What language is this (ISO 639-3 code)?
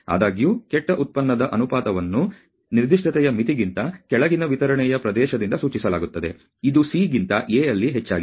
kan